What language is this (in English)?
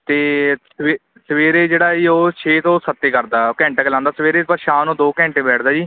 Punjabi